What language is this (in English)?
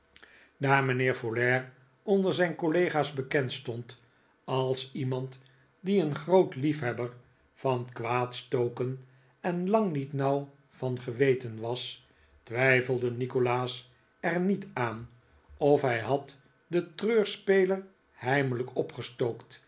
Dutch